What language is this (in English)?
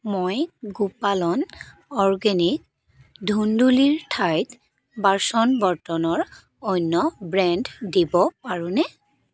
Assamese